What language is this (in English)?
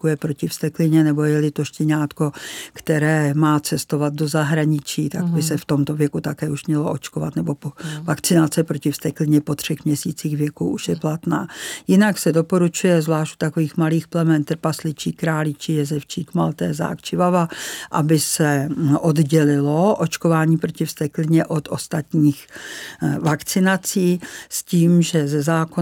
Czech